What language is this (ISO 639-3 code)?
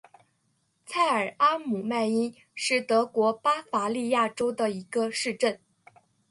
zho